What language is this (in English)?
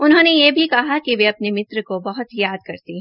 Hindi